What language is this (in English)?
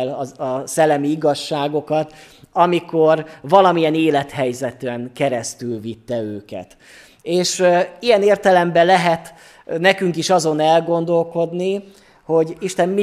Hungarian